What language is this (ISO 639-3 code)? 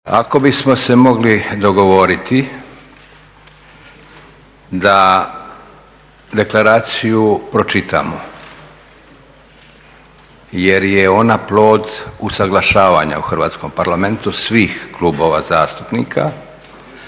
hrv